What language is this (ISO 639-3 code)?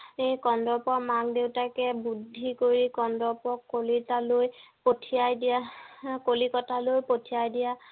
asm